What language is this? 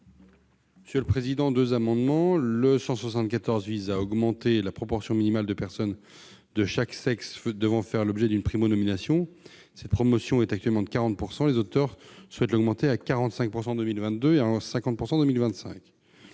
French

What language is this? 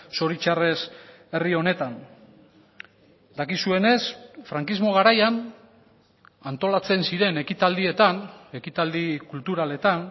Basque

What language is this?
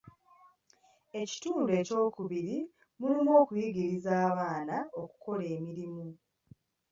Ganda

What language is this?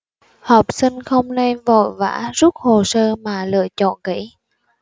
Vietnamese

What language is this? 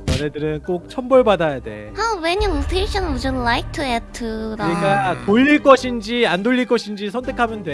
Korean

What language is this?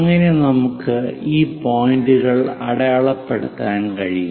Malayalam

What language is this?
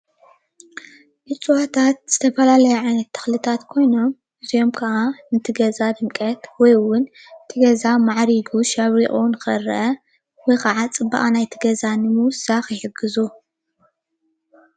Tigrinya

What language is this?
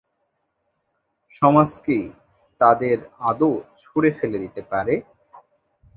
Bangla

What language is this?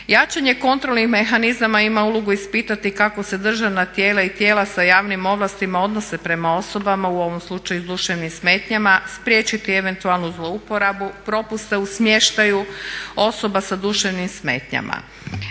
Croatian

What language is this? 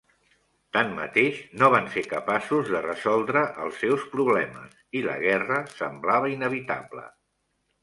Catalan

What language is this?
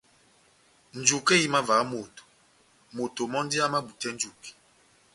Batanga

